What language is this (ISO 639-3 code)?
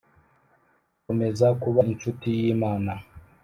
kin